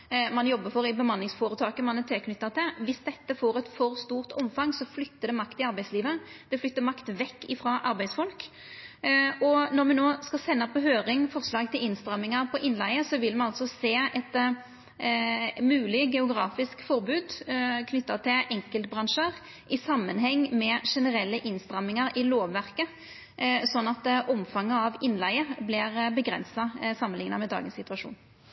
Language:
Norwegian Nynorsk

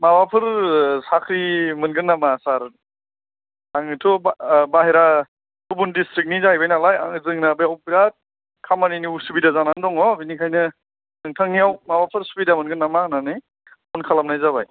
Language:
Bodo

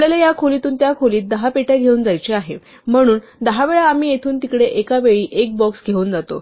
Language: Marathi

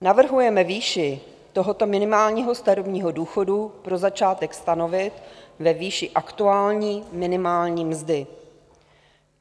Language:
Czech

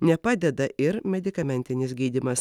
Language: Lithuanian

